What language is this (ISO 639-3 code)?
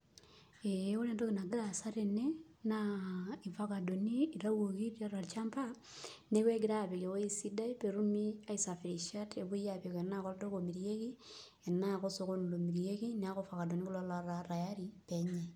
mas